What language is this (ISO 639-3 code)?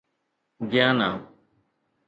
snd